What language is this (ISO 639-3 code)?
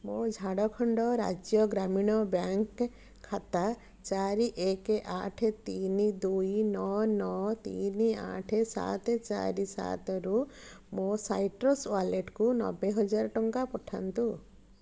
ori